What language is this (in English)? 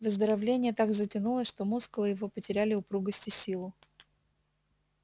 Russian